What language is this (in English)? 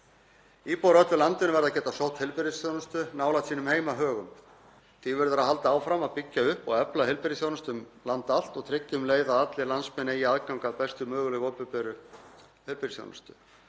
Icelandic